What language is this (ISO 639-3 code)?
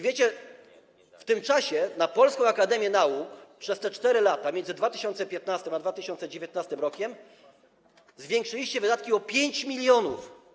pol